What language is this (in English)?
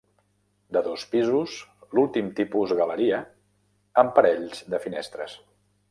Catalan